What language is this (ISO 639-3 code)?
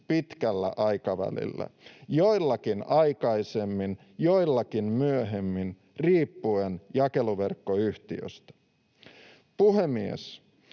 fin